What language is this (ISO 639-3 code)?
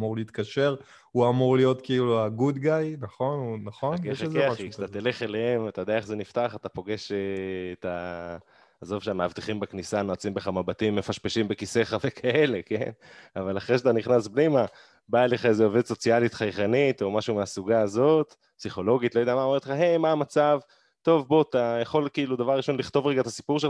heb